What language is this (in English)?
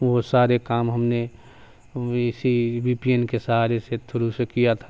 Urdu